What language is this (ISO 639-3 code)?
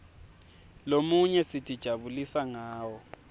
ssw